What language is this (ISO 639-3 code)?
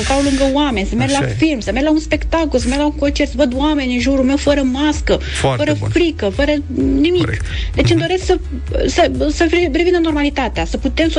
ron